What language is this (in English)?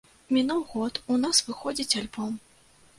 Belarusian